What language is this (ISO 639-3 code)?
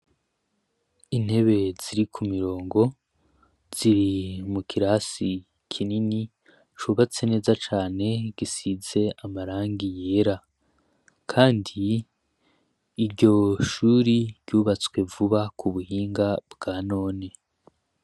run